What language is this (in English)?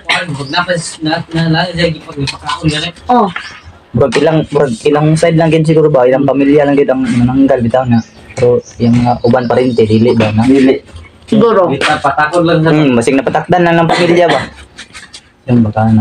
Filipino